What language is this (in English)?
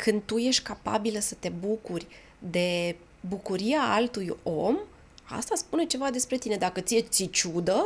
Romanian